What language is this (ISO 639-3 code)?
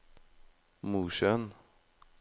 nor